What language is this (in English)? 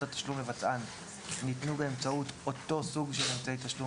Hebrew